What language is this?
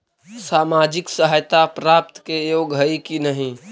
Magahi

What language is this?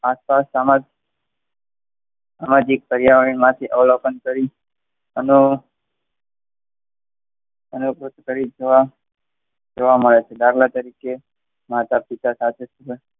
Gujarati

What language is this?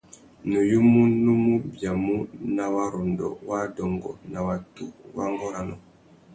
Tuki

